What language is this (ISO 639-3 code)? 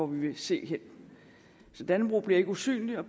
dan